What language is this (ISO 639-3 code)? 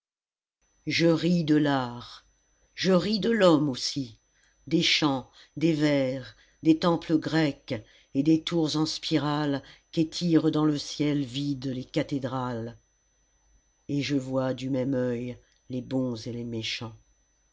fra